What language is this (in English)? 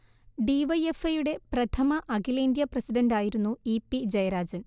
Malayalam